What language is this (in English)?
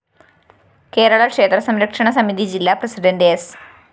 Malayalam